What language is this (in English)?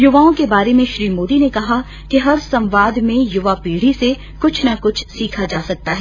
Hindi